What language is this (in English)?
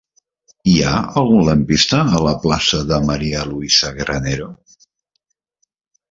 Catalan